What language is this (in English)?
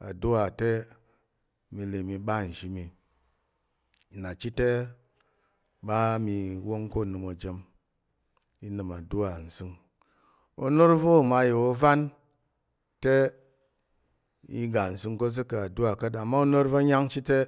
Tarok